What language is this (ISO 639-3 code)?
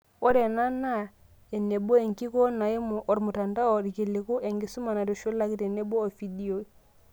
mas